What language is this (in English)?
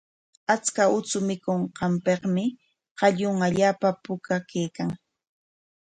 Corongo Ancash Quechua